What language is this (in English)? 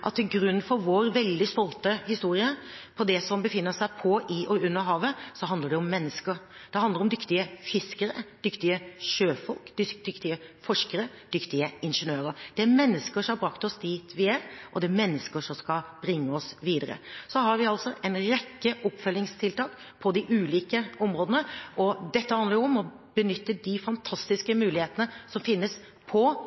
Norwegian Bokmål